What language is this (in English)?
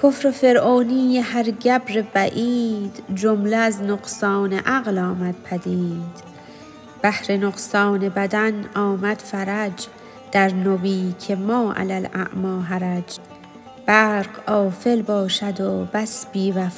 Persian